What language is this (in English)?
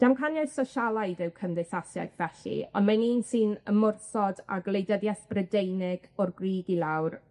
Welsh